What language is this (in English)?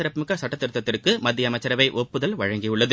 Tamil